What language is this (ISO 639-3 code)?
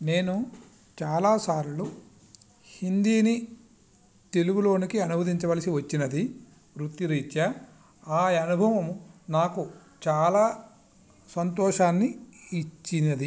tel